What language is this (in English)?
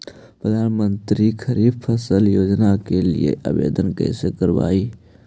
Magahi